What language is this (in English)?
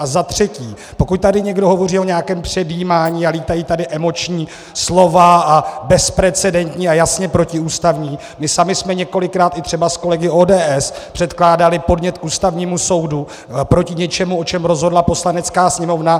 Czech